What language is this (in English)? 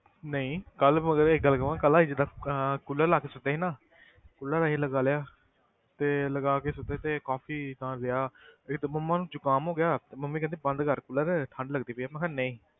Punjabi